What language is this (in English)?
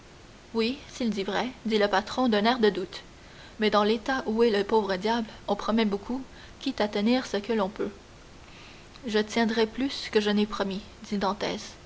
French